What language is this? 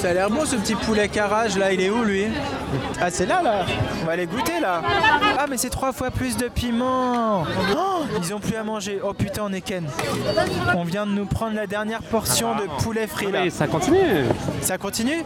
French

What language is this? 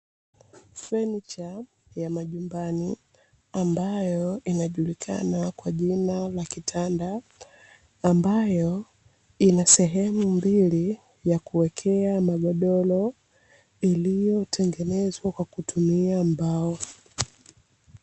Swahili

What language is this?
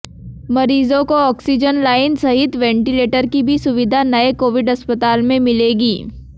Hindi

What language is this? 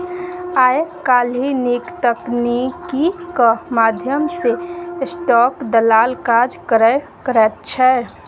Maithili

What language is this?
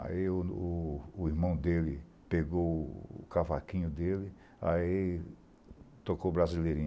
Portuguese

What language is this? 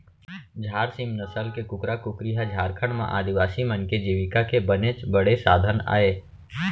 Chhattisgarhi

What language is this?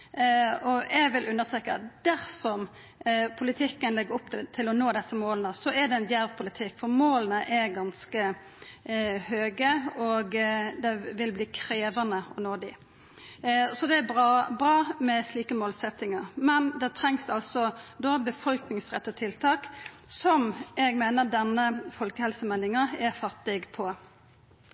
Norwegian Nynorsk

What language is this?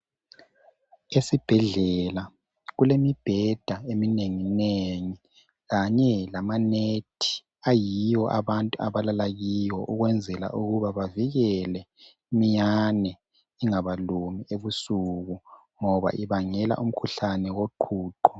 North Ndebele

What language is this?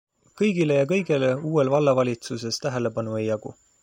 Estonian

